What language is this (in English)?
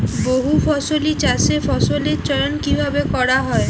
Bangla